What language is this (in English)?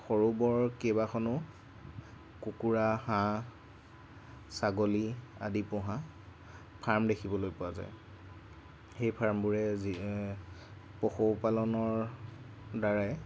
Assamese